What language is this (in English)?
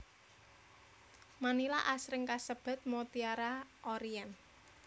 Javanese